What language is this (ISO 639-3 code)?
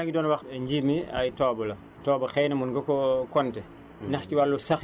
wol